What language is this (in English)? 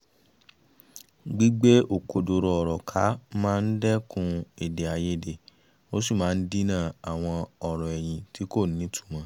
Yoruba